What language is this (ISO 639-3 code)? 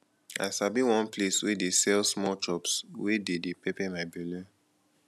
pcm